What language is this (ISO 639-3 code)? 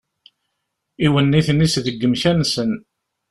kab